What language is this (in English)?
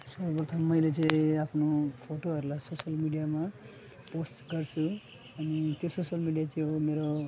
Nepali